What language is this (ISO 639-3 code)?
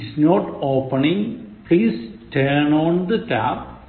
mal